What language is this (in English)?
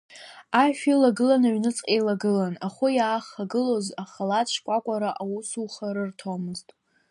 Abkhazian